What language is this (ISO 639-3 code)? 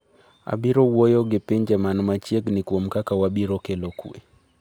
luo